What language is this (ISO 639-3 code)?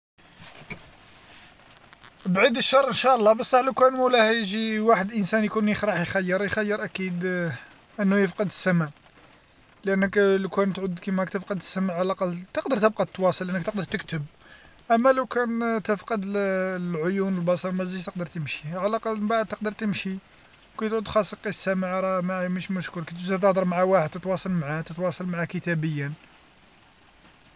arq